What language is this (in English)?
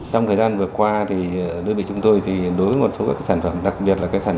Vietnamese